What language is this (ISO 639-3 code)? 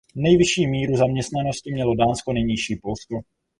ces